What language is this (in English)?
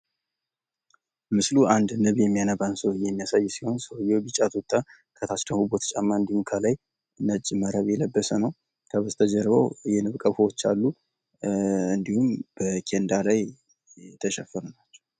Amharic